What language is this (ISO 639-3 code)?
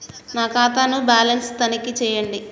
tel